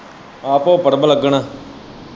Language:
Punjabi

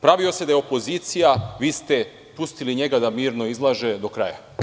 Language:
Serbian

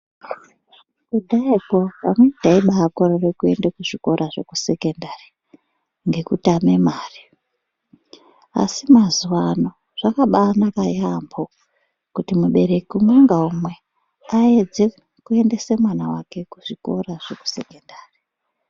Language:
Ndau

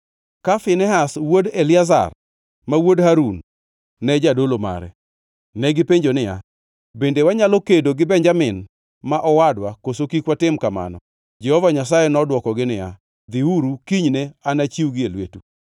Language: Luo (Kenya and Tanzania)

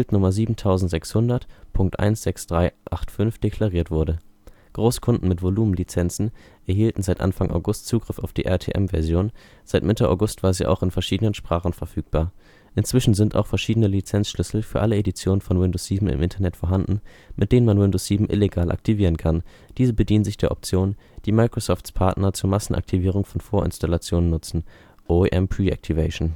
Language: German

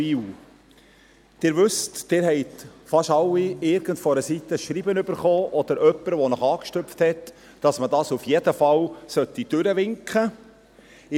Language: Swiss German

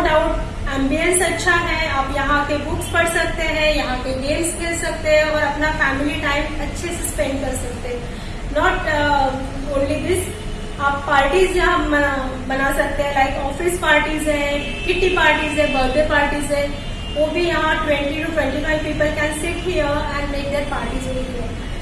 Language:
Hindi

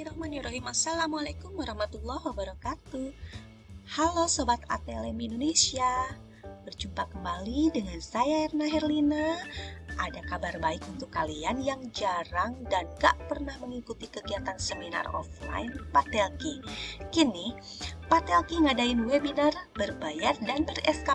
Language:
Indonesian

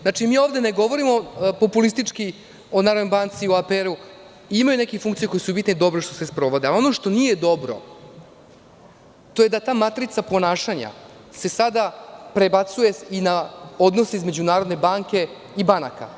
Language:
Serbian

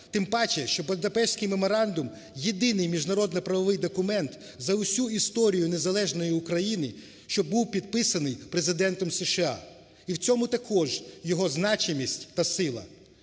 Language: Ukrainian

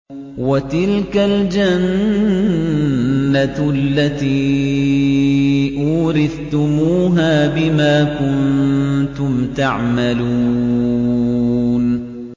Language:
Arabic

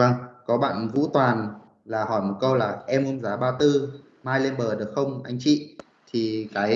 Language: Vietnamese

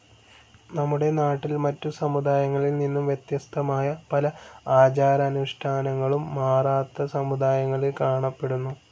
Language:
Malayalam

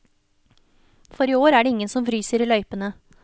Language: Norwegian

